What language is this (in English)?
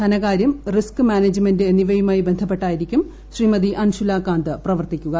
Malayalam